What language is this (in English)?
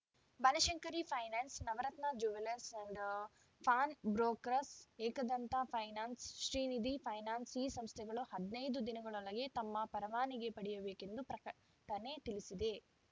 Kannada